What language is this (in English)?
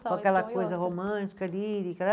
Portuguese